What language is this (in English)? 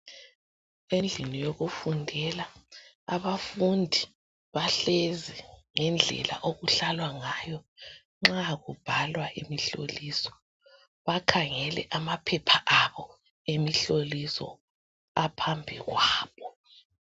North Ndebele